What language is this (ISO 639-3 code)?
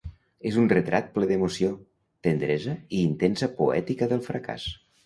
cat